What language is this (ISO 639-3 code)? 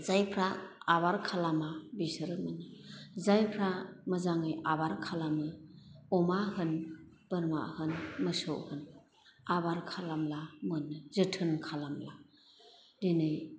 brx